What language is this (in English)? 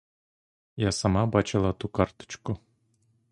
Ukrainian